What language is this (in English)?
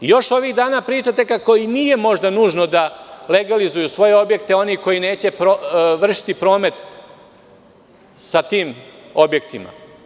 Serbian